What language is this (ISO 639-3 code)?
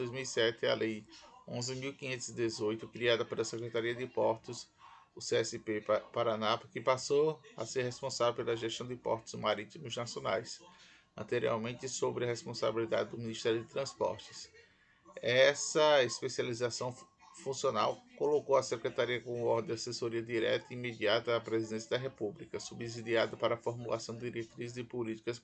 por